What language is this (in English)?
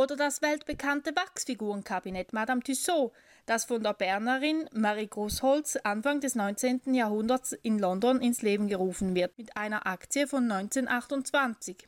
German